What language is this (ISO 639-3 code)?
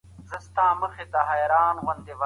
pus